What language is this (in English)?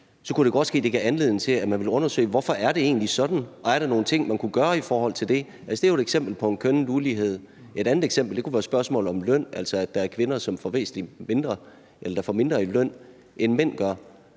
Danish